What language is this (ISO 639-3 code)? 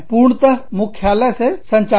hin